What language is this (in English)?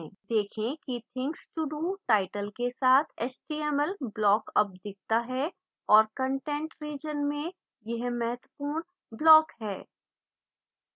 Hindi